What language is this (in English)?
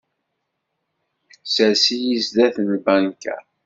Kabyle